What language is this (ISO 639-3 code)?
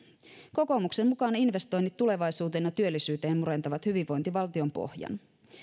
fin